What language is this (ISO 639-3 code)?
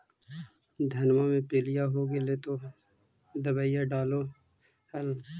mag